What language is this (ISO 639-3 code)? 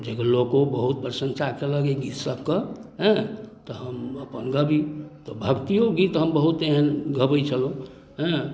mai